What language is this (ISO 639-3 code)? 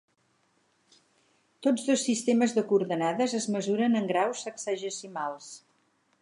cat